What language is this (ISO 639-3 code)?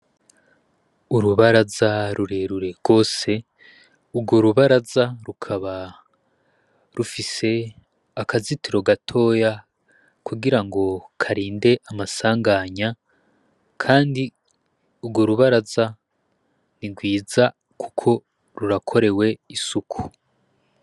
run